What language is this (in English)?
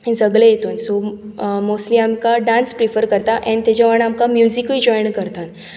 Konkani